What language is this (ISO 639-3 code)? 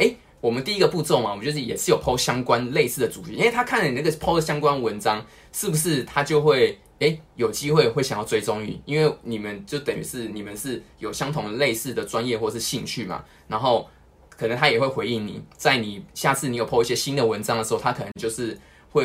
zho